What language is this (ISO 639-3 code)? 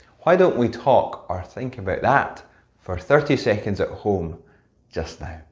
eng